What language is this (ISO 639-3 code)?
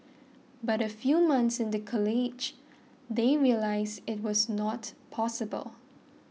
eng